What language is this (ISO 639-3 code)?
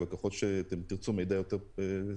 heb